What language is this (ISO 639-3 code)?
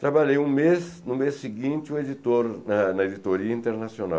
por